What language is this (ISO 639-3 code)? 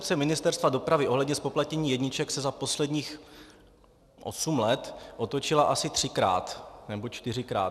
ces